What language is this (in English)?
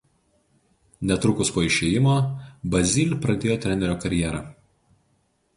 Lithuanian